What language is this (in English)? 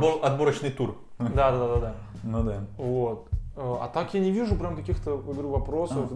Russian